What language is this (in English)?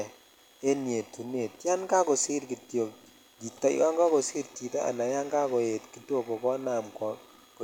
Kalenjin